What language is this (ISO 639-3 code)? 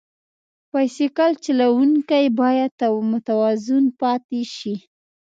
pus